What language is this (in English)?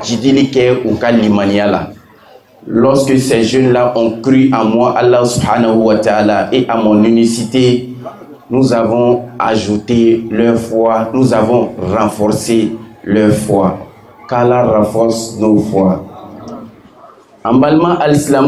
French